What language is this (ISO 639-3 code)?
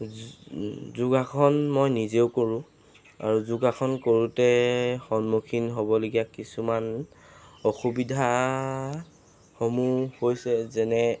asm